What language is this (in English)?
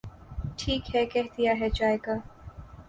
Urdu